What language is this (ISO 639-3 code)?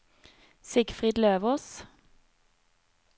nor